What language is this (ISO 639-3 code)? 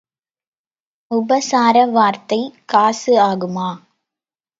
tam